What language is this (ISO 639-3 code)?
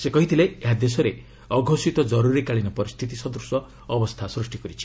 ori